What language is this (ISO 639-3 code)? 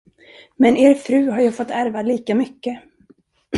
swe